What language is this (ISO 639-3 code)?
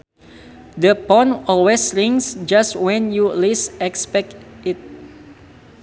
sun